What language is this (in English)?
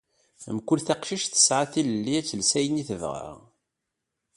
Kabyle